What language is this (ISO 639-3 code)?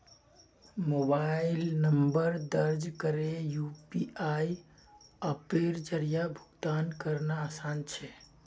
mag